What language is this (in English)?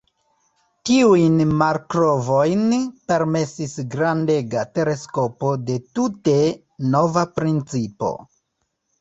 Esperanto